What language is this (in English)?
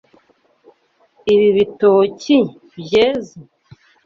Kinyarwanda